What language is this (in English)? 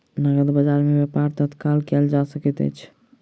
Maithili